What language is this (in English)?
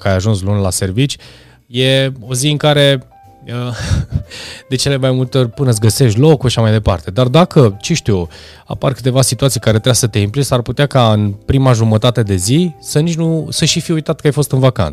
Romanian